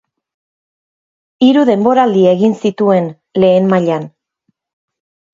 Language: Basque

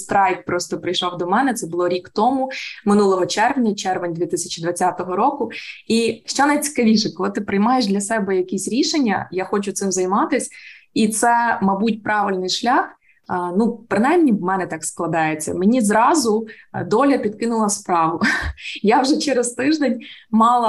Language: Ukrainian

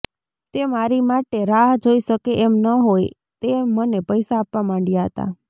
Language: Gujarati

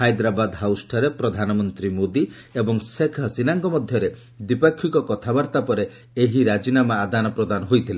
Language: Odia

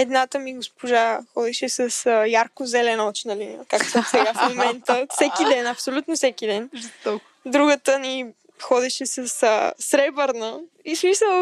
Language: Bulgarian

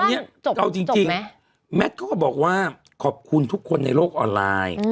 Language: Thai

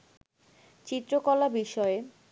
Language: Bangla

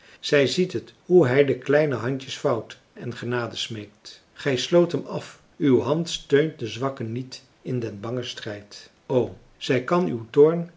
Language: Dutch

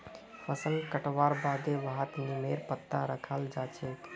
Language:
Magahi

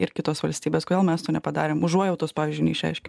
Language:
Lithuanian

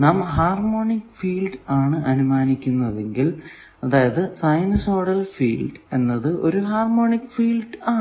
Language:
Malayalam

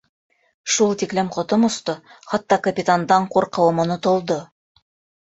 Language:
Bashkir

